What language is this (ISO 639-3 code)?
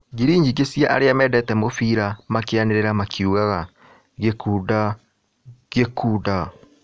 kik